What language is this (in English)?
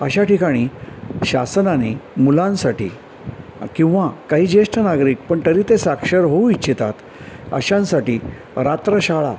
Marathi